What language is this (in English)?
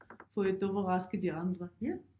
Danish